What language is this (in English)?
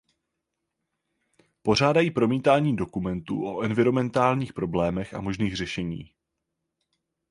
Czech